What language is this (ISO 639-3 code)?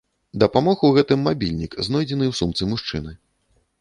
bel